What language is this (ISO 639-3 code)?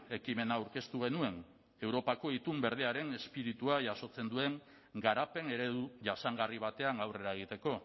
eus